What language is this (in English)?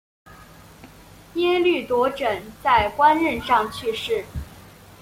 Chinese